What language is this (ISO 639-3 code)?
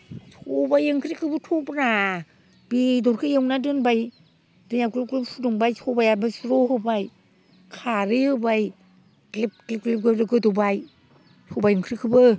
brx